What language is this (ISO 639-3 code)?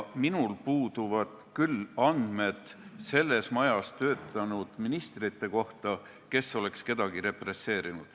est